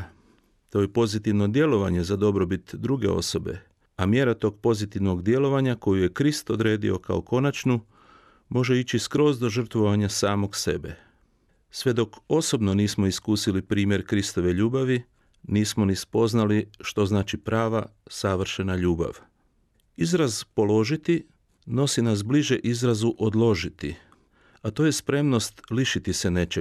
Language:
Croatian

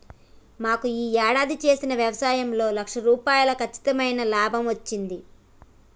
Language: Telugu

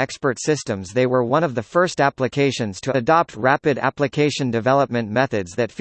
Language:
English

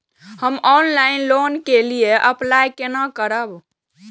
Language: Maithili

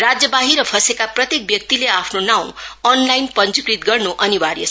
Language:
Nepali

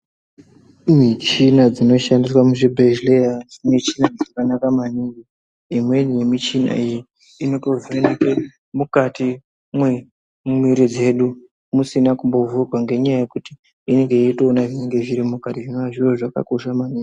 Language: Ndau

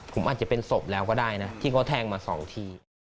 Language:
Thai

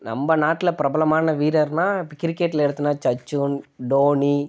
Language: Tamil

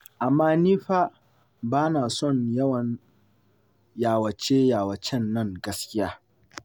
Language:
Hausa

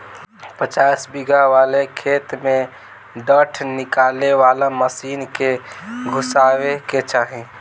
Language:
Bhojpuri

